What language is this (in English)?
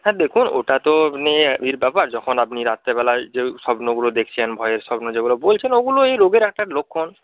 Bangla